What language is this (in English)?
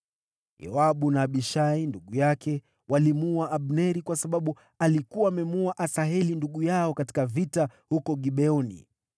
Swahili